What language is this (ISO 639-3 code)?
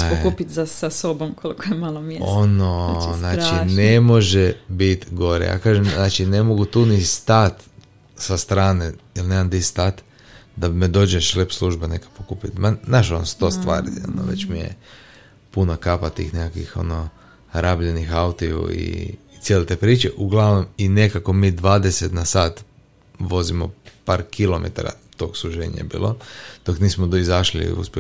hrv